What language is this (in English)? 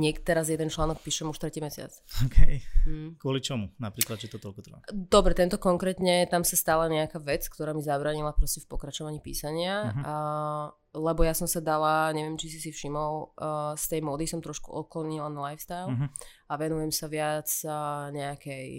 Slovak